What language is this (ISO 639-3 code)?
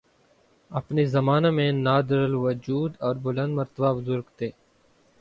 urd